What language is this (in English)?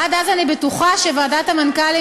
Hebrew